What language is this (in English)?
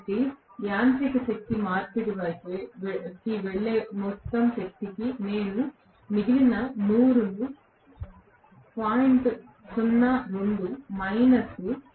Telugu